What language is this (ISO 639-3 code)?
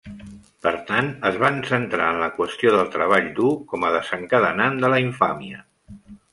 cat